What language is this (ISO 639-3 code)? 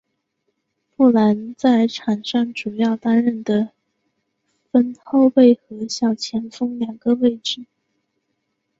zho